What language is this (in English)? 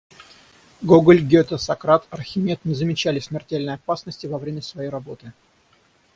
Russian